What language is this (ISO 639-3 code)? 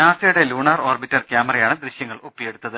mal